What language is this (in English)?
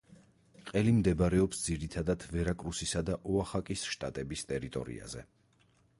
Georgian